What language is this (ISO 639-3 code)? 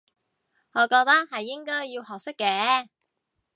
yue